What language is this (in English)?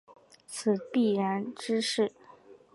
Chinese